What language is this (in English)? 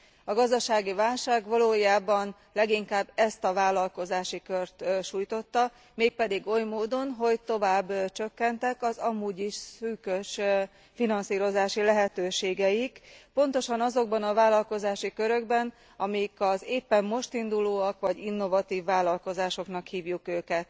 Hungarian